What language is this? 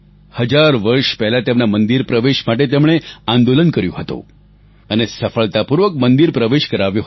Gujarati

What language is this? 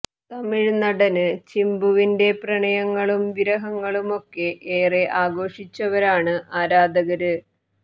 Malayalam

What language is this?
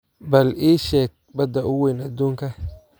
Somali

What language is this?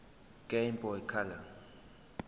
Zulu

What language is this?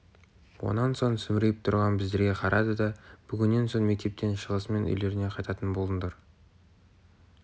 Kazakh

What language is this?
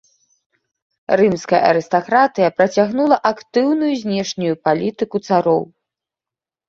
Belarusian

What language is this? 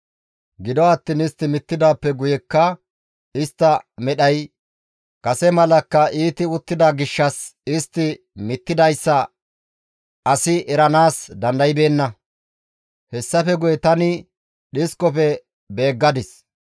Gamo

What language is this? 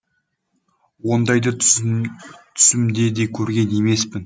Kazakh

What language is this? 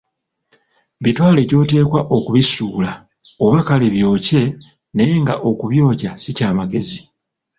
Ganda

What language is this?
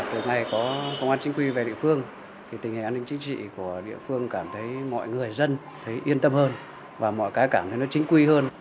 Vietnamese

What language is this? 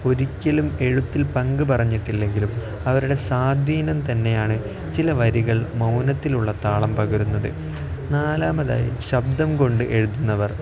Malayalam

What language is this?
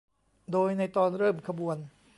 Thai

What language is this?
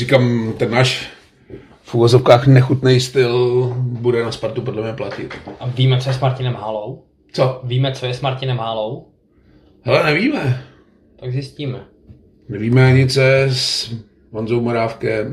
Czech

